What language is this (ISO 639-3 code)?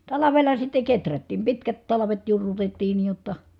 fin